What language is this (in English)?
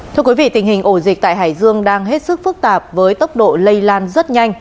Vietnamese